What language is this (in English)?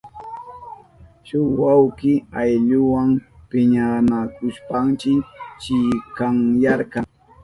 Southern Pastaza Quechua